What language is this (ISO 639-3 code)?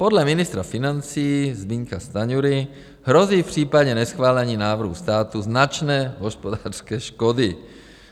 ces